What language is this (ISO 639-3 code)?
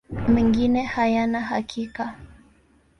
swa